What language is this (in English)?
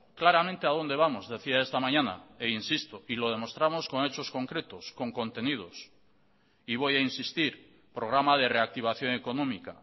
Spanish